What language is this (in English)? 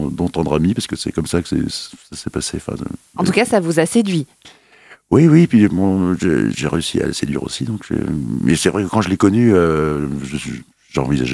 French